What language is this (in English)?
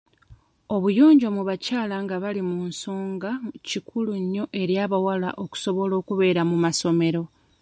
Ganda